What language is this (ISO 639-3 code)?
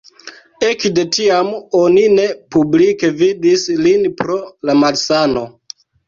epo